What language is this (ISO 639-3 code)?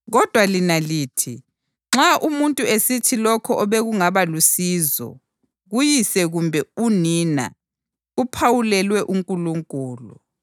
nde